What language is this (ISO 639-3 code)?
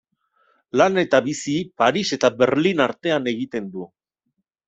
eus